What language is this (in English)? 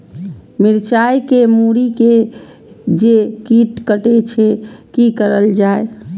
Maithili